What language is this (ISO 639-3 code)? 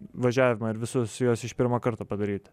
lit